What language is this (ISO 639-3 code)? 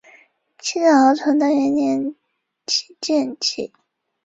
zho